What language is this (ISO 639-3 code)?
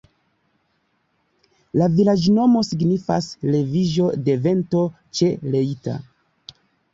epo